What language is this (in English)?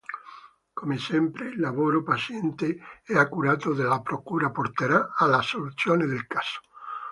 Italian